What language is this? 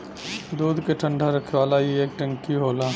Bhojpuri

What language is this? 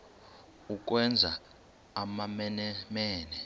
Xhosa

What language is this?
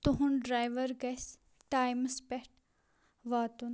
Kashmiri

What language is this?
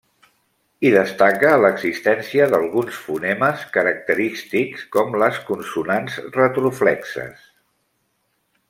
Catalan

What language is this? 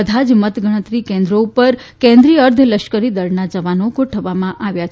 Gujarati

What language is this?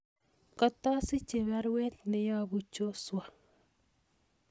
Kalenjin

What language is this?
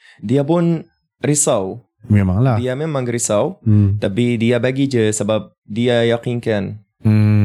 Malay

